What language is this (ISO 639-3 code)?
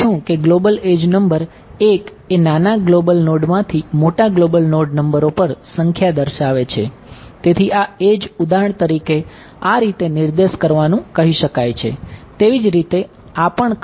guj